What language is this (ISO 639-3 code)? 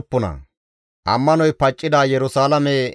gmv